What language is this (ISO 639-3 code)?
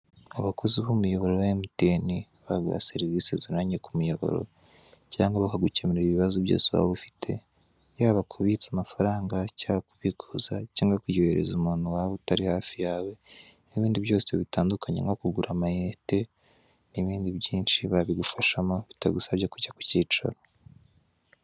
kin